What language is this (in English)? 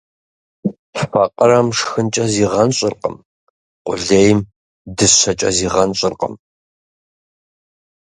Kabardian